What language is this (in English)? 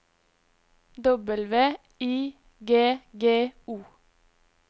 Norwegian